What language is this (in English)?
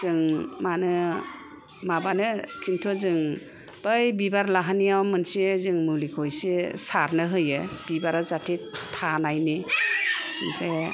Bodo